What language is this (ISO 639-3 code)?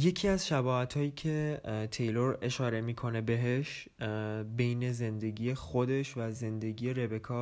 fas